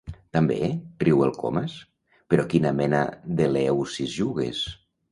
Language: Catalan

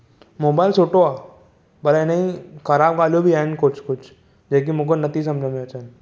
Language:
Sindhi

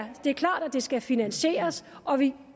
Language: Danish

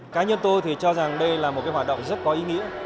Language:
Vietnamese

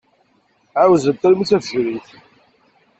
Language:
Kabyle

